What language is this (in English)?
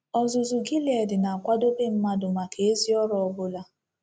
Igbo